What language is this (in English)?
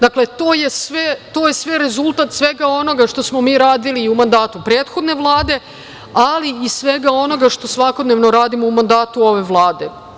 Serbian